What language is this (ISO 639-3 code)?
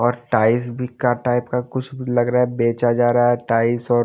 hin